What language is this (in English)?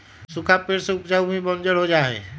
Magahi